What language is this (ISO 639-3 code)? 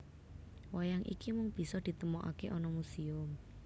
jav